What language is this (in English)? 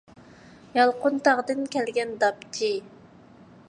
Uyghur